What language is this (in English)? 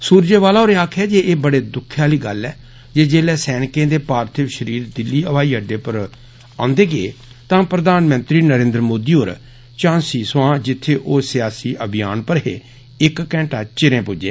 Dogri